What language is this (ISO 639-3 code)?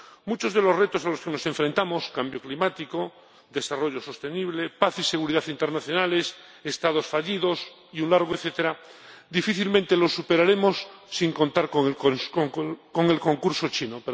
spa